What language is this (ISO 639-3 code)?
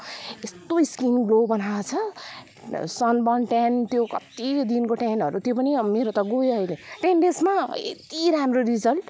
nep